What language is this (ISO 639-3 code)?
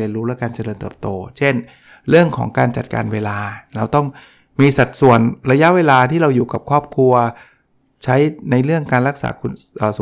tha